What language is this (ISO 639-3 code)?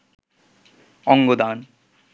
ben